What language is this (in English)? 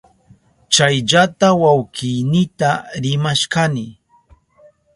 Southern Pastaza Quechua